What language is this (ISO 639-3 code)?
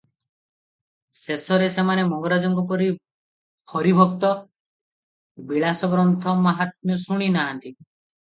ori